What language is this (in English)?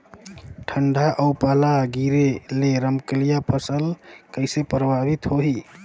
Chhattisgarhi